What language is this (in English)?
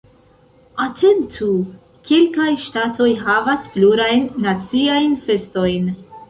Esperanto